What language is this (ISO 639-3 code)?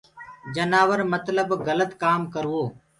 ggg